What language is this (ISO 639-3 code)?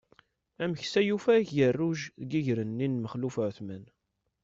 kab